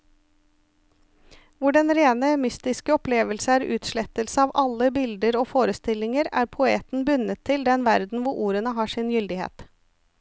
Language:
Norwegian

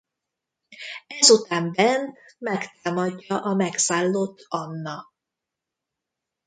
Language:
Hungarian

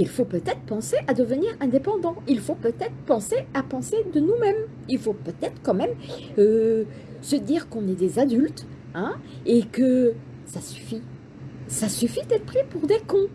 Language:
French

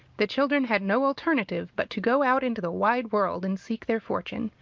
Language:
English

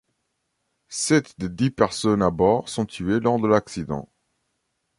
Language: French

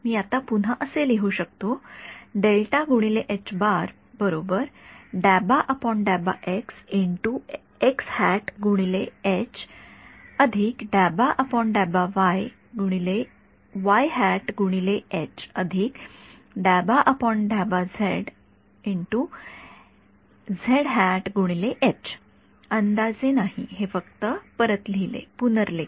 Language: Marathi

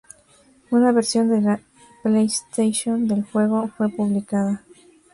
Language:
Spanish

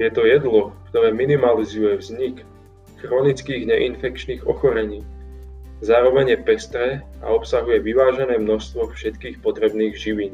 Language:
Slovak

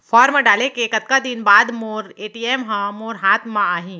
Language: Chhattisgarhi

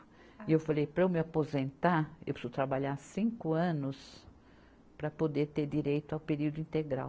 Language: Portuguese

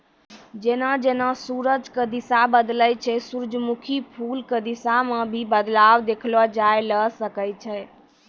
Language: Maithili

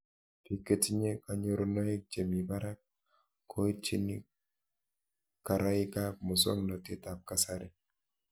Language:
Kalenjin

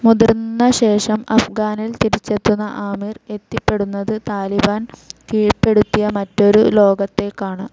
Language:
Malayalam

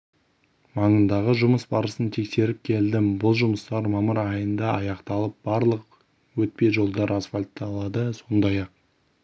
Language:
Kazakh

